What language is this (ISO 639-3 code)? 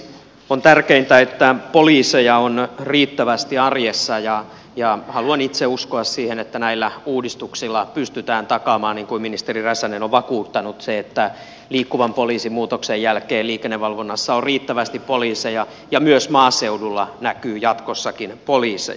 fin